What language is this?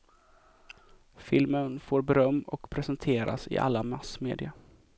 Swedish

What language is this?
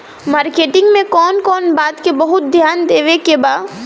Bhojpuri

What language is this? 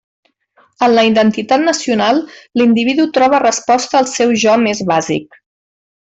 Catalan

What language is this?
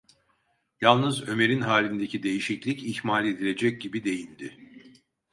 Turkish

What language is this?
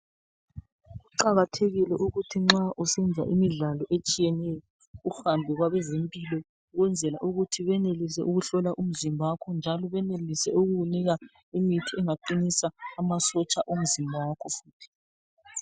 North Ndebele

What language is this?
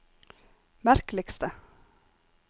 Norwegian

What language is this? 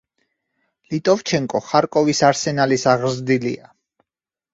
Georgian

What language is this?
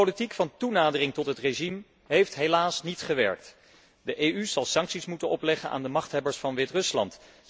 Dutch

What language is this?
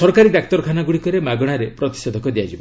Odia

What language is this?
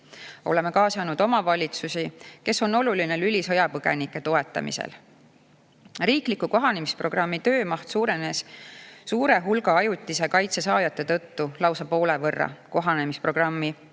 Estonian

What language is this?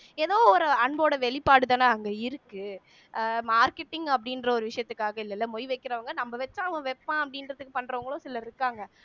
Tamil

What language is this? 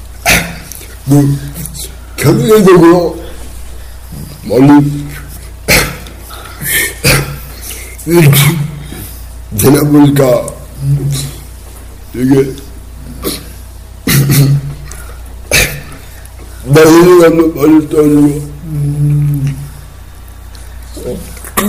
Korean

